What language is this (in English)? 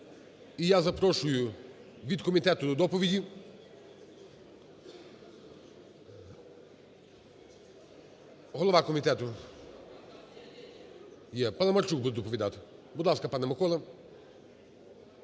Ukrainian